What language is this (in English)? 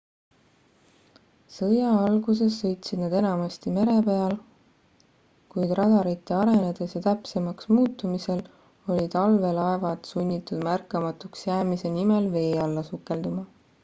Estonian